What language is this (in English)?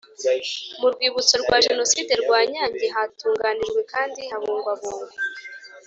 Kinyarwanda